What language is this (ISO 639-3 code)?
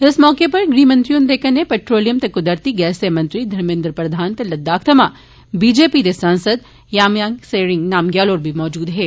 doi